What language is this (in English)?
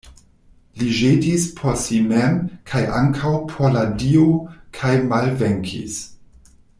Esperanto